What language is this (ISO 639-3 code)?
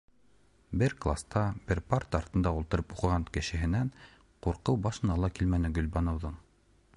bak